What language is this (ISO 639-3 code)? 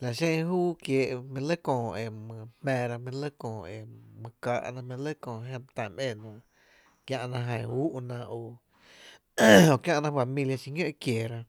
cte